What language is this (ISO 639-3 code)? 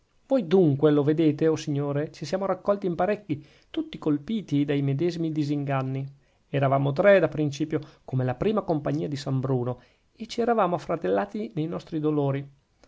ita